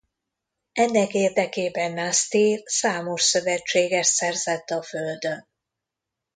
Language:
Hungarian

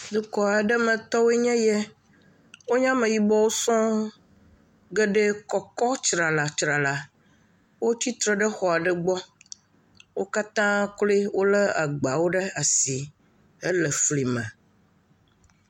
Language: Ewe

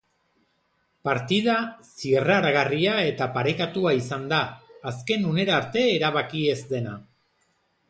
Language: Basque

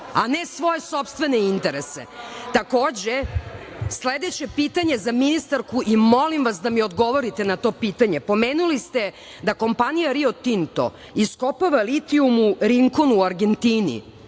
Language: Serbian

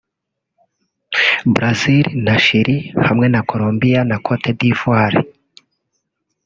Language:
Kinyarwanda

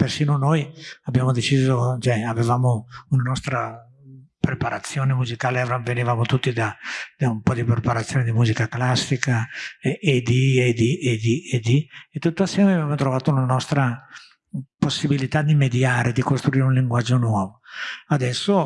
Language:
Italian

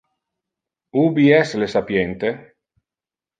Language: Interlingua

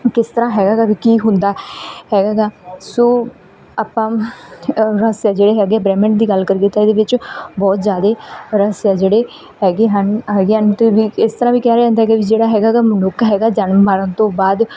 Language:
Punjabi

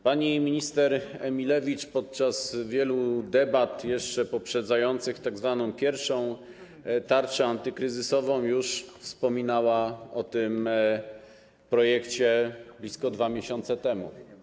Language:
Polish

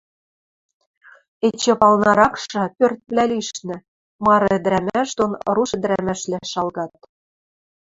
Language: Western Mari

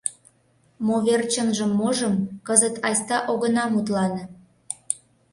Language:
Mari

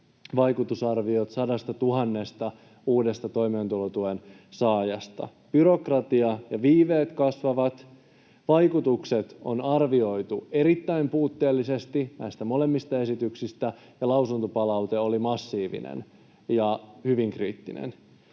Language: Finnish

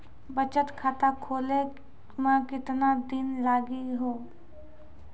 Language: Maithili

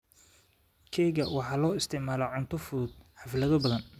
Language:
Somali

